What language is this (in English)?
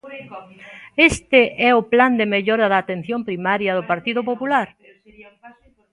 Galician